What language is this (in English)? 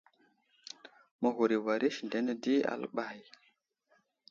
Wuzlam